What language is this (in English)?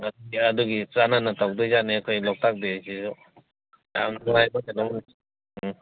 Manipuri